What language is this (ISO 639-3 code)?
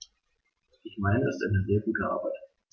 deu